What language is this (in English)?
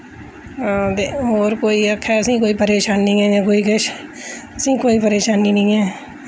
Dogri